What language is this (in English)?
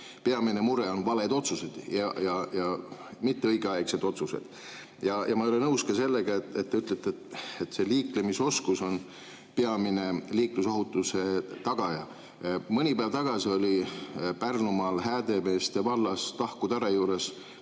Estonian